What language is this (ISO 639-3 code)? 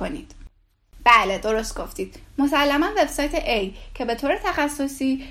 fas